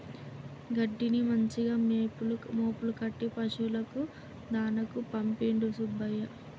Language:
Telugu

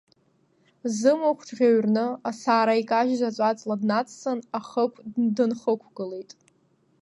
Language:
Abkhazian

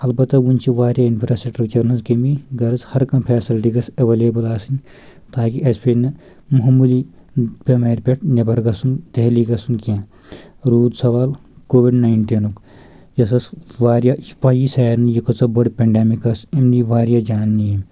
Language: Kashmiri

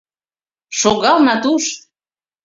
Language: Mari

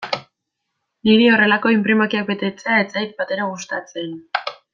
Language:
Basque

